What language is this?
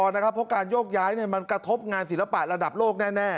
Thai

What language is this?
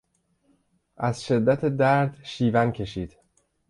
Persian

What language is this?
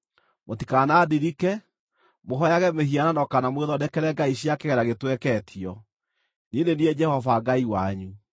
Kikuyu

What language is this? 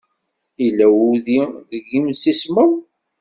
Kabyle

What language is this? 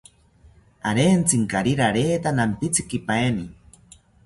South Ucayali Ashéninka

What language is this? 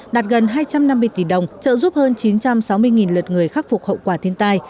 Vietnamese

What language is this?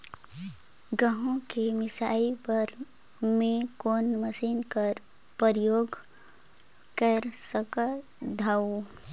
Chhattisgarhi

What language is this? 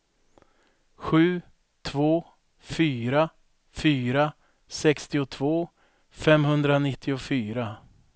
Swedish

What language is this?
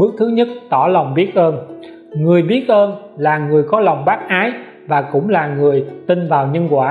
Vietnamese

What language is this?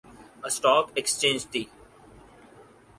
Urdu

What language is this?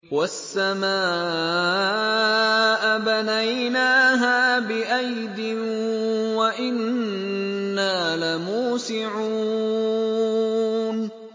Arabic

